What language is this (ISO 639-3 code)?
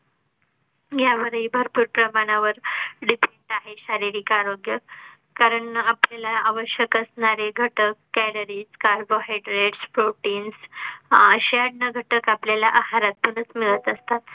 mar